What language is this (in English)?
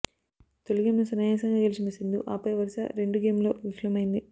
Telugu